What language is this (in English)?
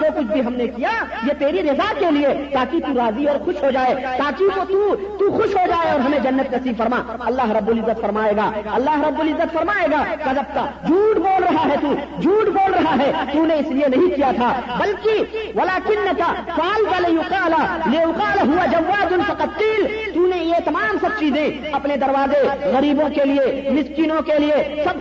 Urdu